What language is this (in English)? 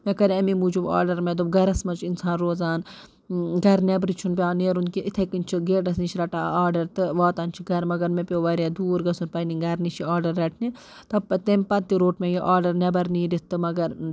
Kashmiri